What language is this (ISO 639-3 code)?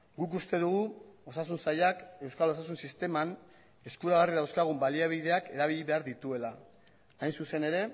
eus